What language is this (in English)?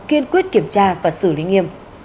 Vietnamese